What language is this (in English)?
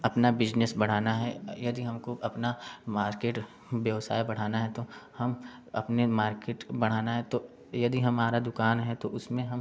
Hindi